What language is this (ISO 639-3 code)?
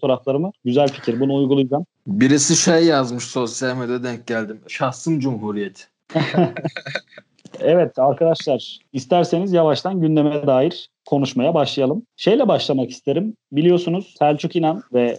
tur